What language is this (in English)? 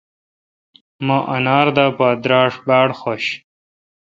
Kalkoti